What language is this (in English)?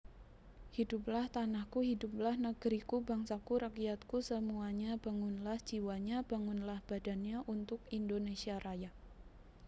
Javanese